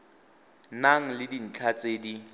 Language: Tswana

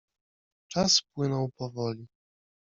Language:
Polish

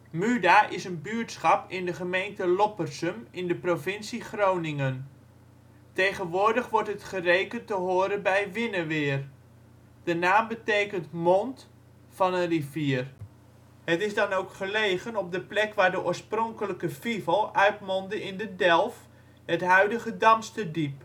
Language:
Dutch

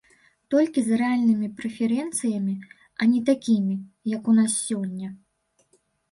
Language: Belarusian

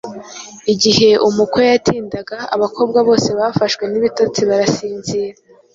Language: Kinyarwanda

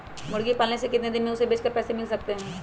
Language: Magahi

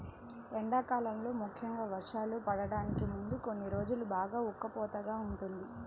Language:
Telugu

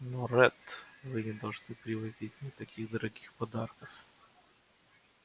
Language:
Russian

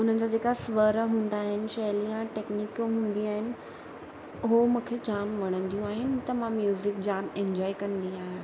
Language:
Sindhi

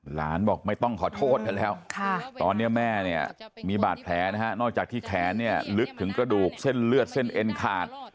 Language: Thai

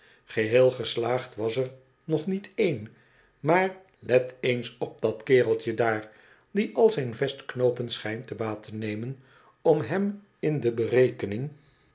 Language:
Dutch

